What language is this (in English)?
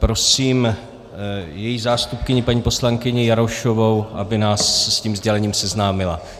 Czech